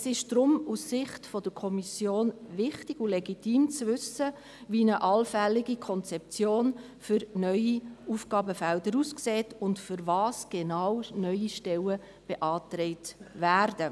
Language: Swiss German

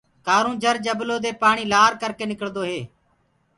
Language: Gurgula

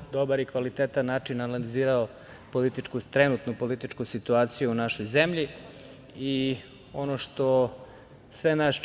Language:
Serbian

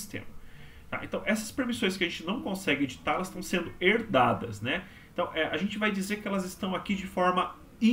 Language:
Portuguese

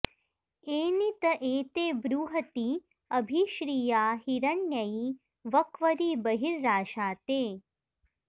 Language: Sanskrit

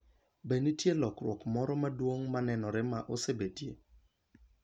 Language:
Luo (Kenya and Tanzania)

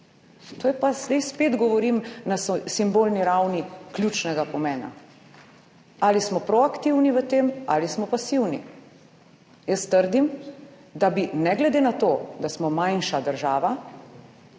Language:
Slovenian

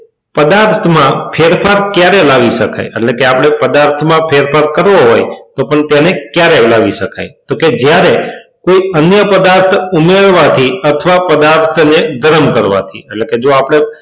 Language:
Gujarati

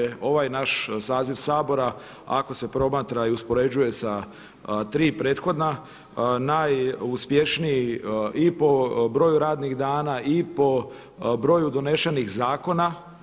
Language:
Croatian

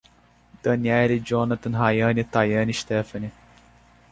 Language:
Portuguese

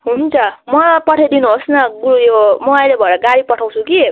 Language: Nepali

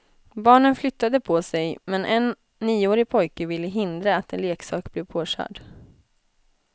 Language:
Swedish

